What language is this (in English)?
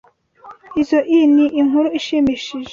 Kinyarwanda